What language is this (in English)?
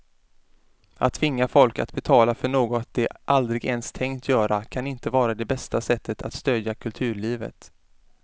Swedish